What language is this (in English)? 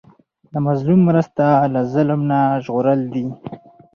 Pashto